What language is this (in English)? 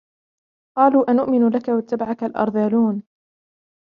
Arabic